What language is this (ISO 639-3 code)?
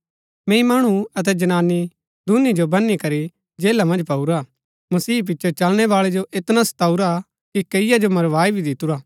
gbk